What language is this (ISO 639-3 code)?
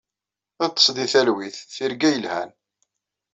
kab